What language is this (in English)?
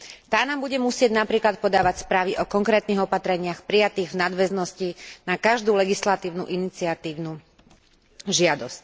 Slovak